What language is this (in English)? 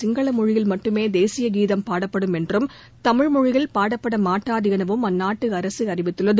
Tamil